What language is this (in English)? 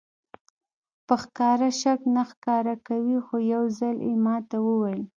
Pashto